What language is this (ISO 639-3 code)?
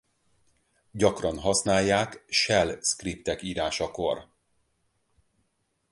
hun